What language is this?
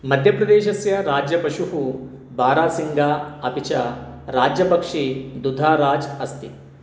Sanskrit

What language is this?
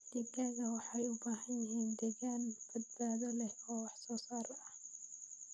Somali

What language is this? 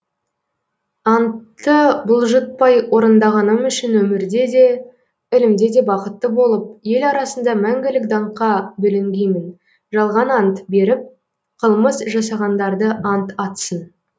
Kazakh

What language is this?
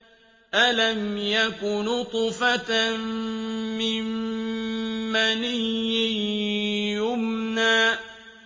Arabic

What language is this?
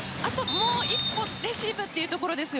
Japanese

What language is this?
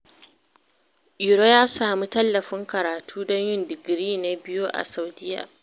Hausa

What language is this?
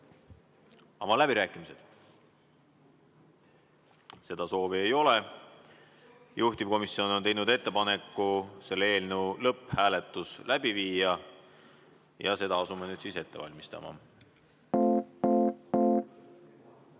Estonian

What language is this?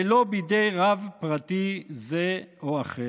Hebrew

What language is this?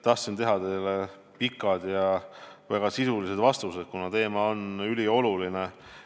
Estonian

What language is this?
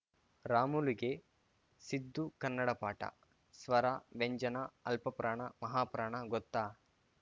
Kannada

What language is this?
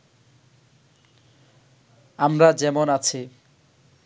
Bangla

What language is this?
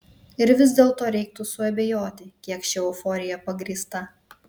Lithuanian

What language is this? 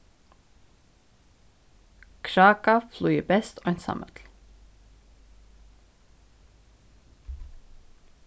Faroese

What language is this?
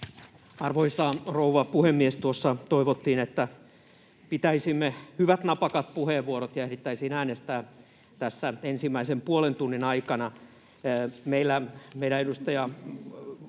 Finnish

